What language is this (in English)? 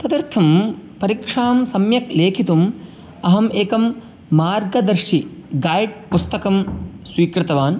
Sanskrit